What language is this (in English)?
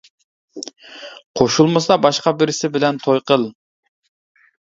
Uyghur